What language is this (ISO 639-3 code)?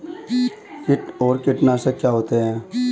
hin